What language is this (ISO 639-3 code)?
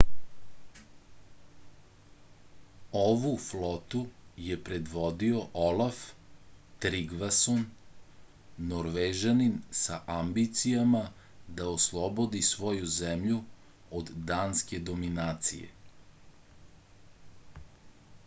srp